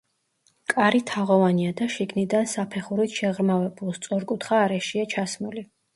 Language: Georgian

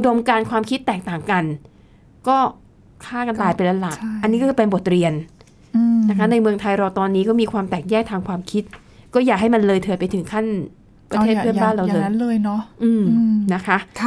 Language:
Thai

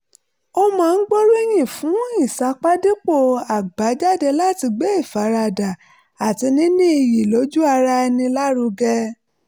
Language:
Yoruba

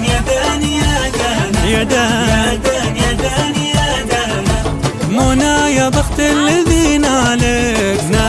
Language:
Arabic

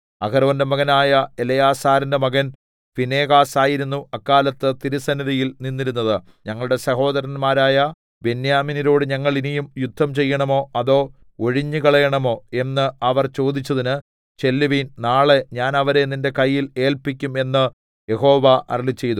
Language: Malayalam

